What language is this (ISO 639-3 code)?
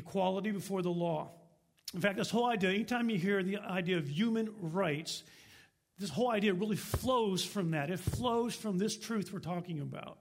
eng